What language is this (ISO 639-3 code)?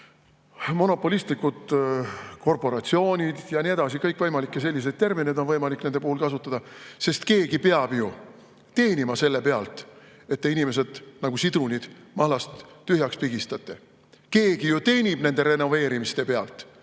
est